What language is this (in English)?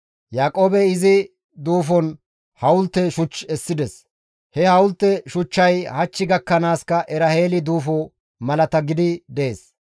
Gamo